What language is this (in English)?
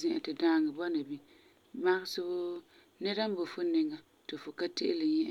Frafra